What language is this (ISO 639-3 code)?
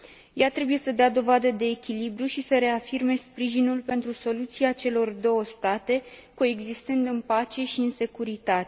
ron